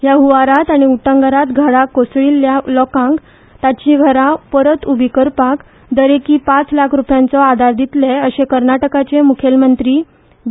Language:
Konkani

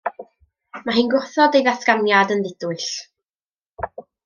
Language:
Welsh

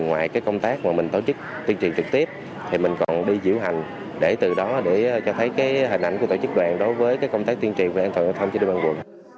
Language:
Vietnamese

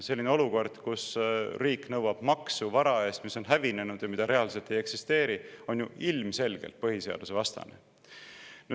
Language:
Estonian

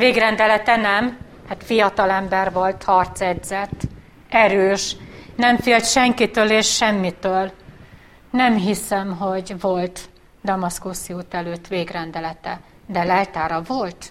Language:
Hungarian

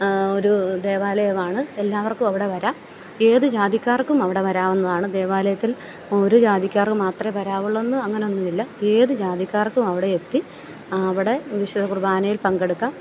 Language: Malayalam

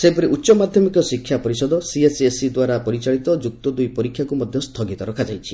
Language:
Odia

